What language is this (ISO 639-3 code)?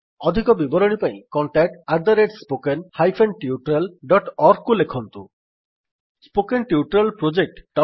ori